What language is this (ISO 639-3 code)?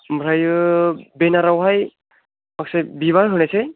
brx